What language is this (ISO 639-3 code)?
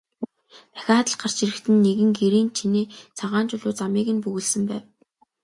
mon